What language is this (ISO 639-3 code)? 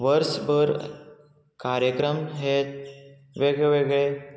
kok